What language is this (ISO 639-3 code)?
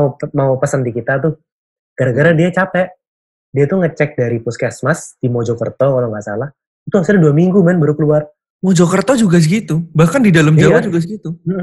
ind